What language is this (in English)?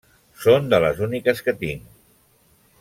Catalan